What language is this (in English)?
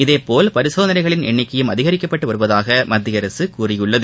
Tamil